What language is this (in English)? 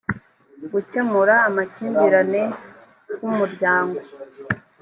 Kinyarwanda